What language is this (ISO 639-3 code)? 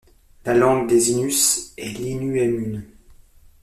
fra